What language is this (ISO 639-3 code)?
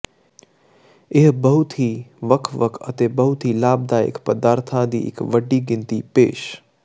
pan